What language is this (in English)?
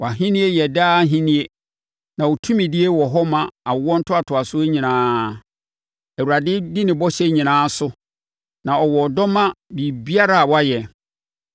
Akan